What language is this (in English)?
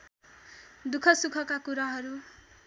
Nepali